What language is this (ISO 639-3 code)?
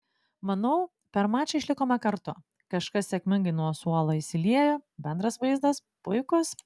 lit